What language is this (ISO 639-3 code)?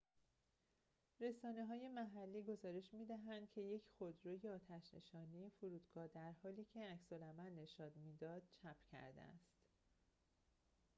fas